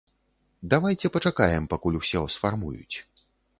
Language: Belarusian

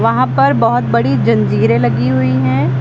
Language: Hindi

